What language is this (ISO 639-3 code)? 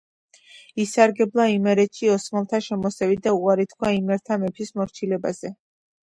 kat